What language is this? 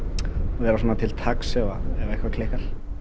Icelandic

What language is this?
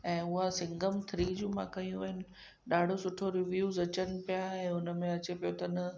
Sindhi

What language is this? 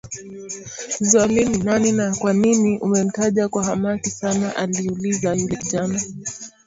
Swahili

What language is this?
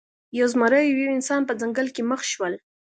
Pashto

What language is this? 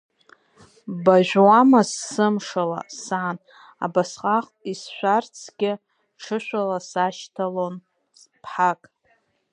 Abkhazian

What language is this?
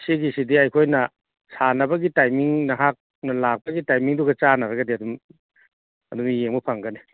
Manipuri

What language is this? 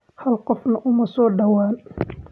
Somali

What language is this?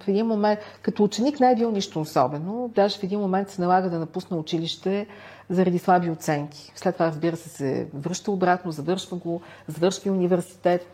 Bulgarian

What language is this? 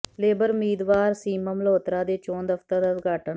Punjabi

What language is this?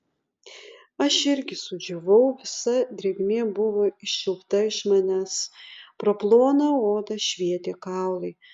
Lithuanian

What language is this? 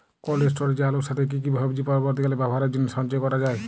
Bangla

